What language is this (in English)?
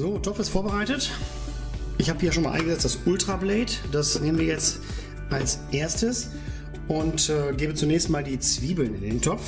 German